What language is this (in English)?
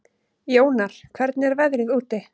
Icelandic